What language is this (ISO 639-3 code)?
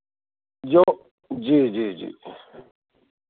hin